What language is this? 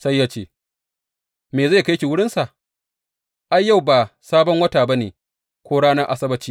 Hausa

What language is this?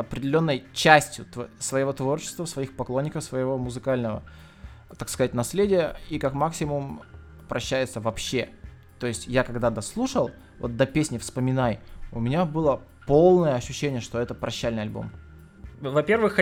Russian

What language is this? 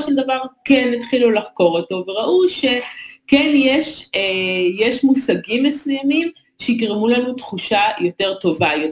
Hebrew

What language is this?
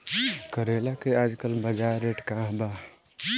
Bhojpuri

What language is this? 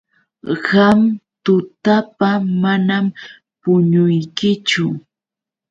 Yauyos Quechua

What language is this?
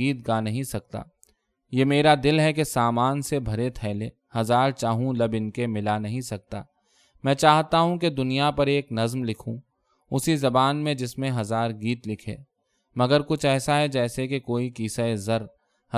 Urdu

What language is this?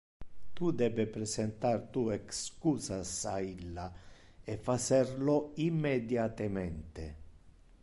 Interlingua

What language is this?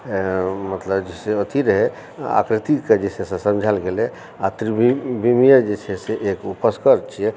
Maithili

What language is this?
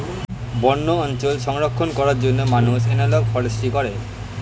Bangla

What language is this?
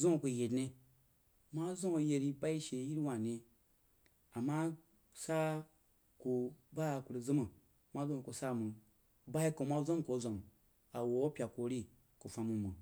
Jiba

